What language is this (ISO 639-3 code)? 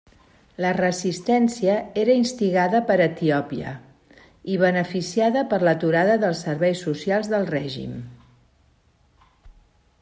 cat